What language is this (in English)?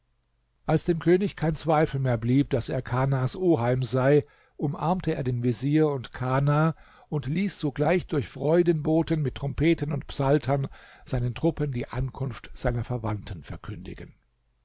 German